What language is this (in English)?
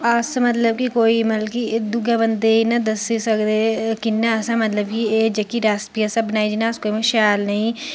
Dogri